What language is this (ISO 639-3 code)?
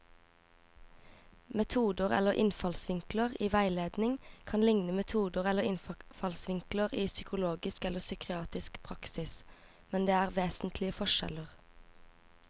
nor